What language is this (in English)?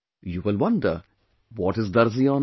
English